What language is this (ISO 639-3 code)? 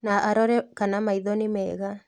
kik